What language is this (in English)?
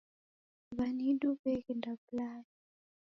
Taita